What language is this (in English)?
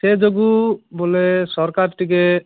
Odia